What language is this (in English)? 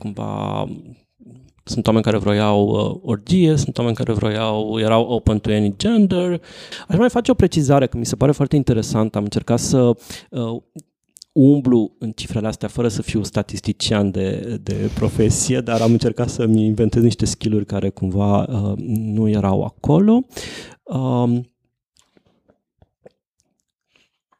Romanian